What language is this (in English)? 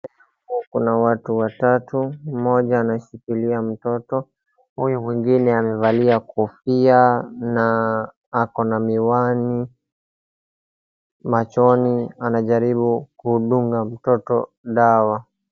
Swahili